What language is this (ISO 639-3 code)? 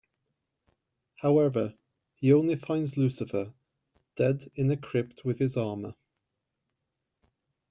eng